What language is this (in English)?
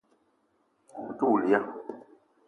Eton (Cameroon)